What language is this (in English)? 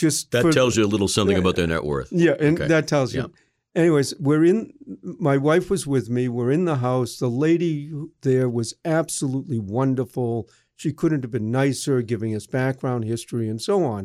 English